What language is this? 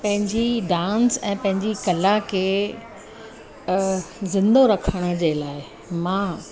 Sindhi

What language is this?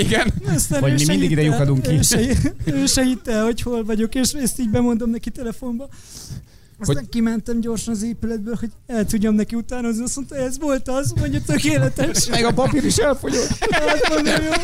Hungarian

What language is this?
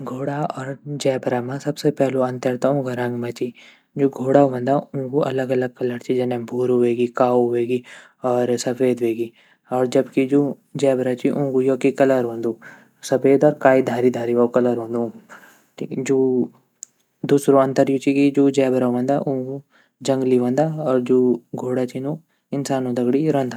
Garhwali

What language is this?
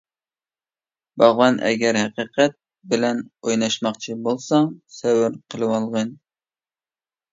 Uyghur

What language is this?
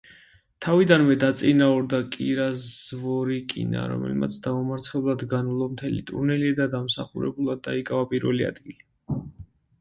Georgian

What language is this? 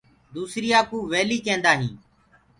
Gurgula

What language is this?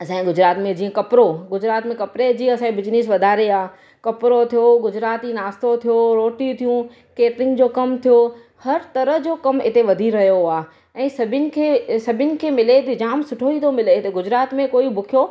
Sindhi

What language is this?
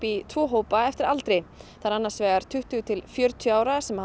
Icelandic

